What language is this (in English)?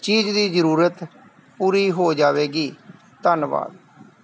Punjabi